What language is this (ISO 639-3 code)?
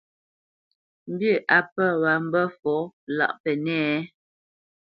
bce